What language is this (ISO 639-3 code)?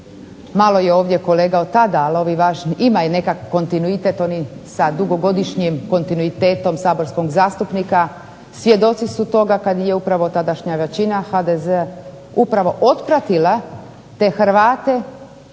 hrv